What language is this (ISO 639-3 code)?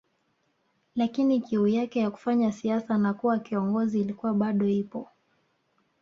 swa